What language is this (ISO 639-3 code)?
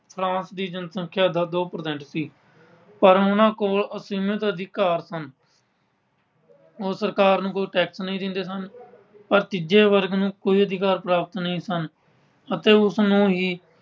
pan